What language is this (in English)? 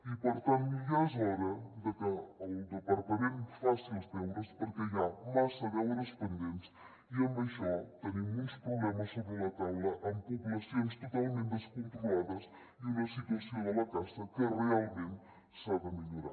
Catalan